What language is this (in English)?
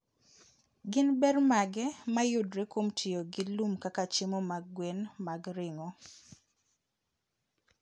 Luo (Kenya and Tanzania)